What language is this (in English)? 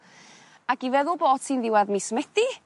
Welsh